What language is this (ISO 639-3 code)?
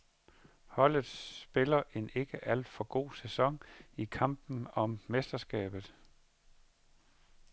dan